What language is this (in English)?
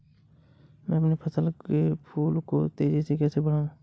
Hindi